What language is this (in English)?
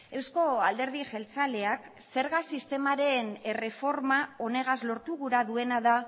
Basque